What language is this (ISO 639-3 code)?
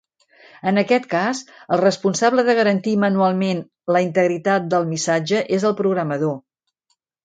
cat